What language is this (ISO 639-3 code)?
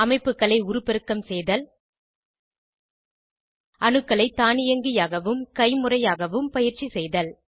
tam